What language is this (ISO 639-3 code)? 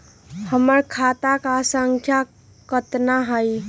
mag